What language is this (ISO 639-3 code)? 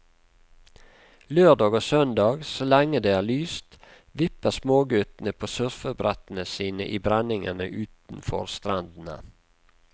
nor